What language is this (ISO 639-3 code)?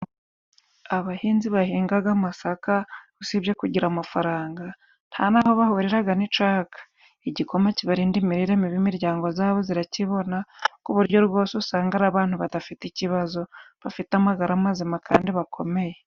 kin